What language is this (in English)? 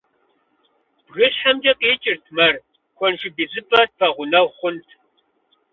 Kabardian